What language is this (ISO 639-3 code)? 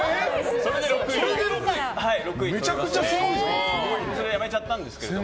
jpn